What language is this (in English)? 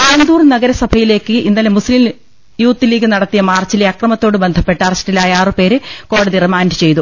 Malayalam